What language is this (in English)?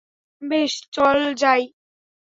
Bangla